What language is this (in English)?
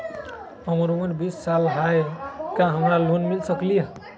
Magahi